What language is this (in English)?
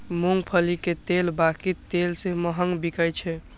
Maithili